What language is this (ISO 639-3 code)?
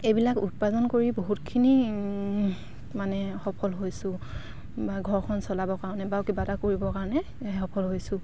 asm